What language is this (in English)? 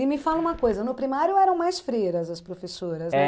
Portuguese